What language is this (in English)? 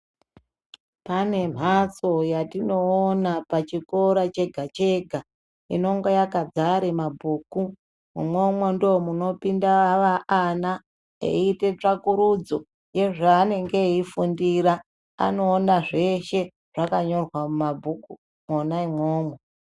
Ndau